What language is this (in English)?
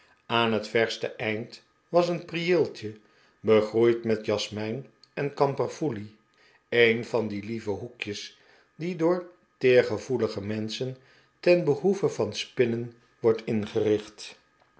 Dutch